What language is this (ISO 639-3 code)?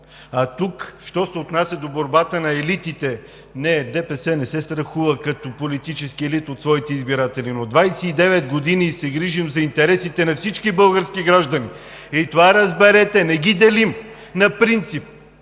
bul